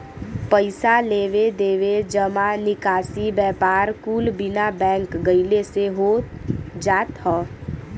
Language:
Bhojpuri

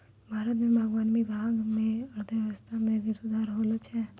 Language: Maithili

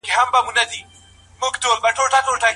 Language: Pashto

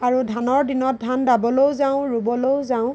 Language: Assamese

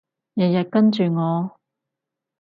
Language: Cantonese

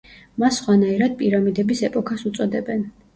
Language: Georgian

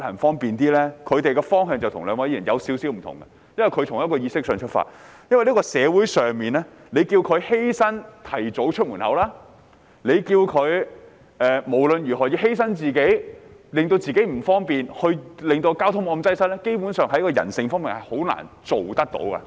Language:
Cantonese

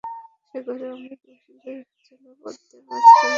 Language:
Bangla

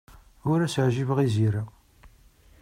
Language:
Kabyle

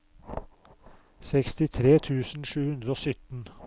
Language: Norwegian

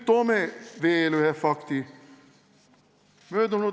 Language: Estonian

